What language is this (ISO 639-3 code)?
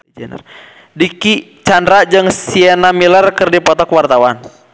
sun